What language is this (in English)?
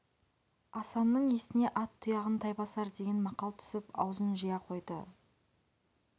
Kazakh